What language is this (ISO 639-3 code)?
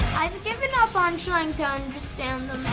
eng